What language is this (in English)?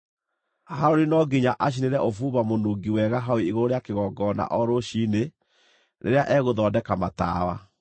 Kikuyu